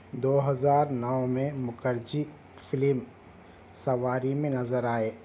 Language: Urdu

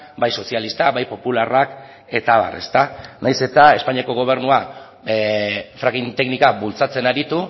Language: Basque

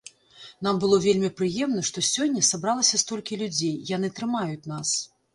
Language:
Belarusian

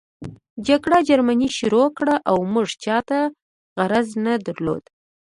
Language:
Pashto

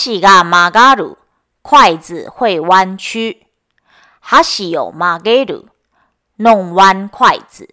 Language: Japanese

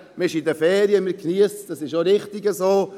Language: Swiss German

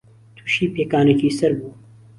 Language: Central Kurdish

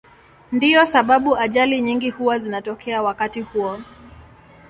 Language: Swahili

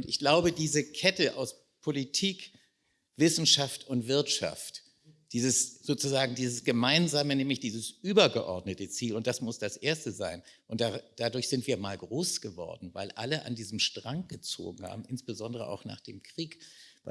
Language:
German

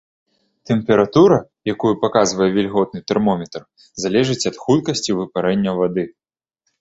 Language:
Belarusian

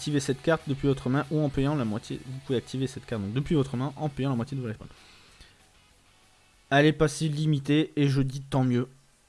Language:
French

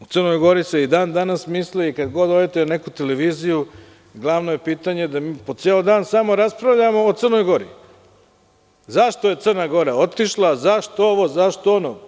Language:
Serbian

